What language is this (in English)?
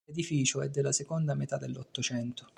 Italian